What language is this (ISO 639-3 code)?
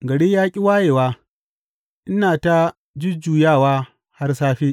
hau